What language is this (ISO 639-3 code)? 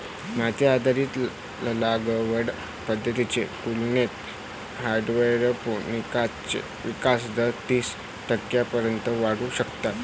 mar